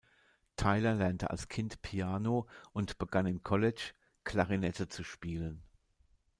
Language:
German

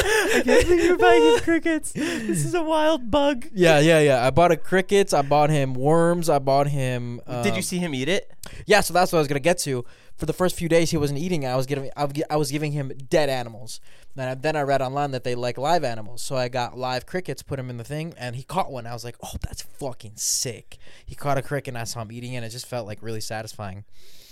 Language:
English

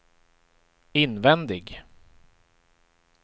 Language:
Swedish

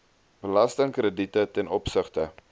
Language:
Afrikaans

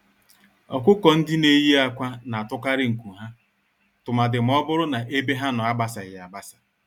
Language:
Igbo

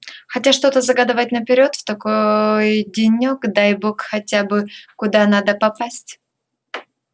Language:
Russian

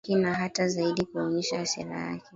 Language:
Swahili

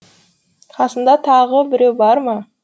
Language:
Kazakh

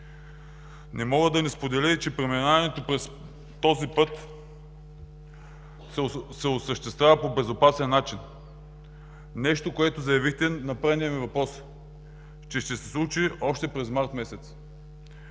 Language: Bulgarian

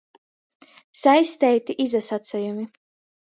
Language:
Latgalian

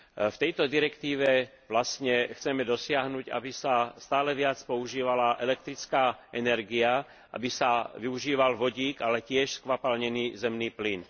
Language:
Slovak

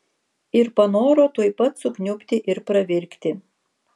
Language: Lithuanian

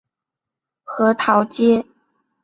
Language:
Chinese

